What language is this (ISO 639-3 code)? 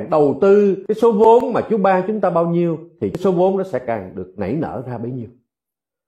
vie